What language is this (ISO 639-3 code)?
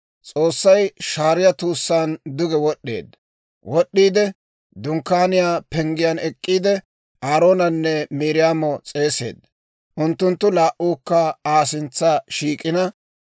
dwr